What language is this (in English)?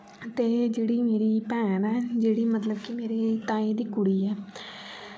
Dogri